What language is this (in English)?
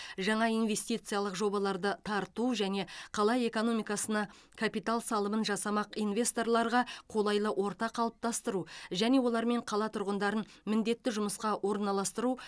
Kazakh